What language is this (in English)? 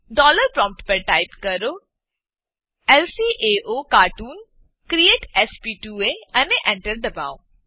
Gujarati